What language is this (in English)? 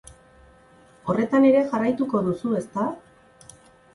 Basque